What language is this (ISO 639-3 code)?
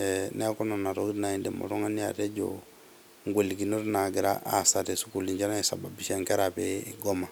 mas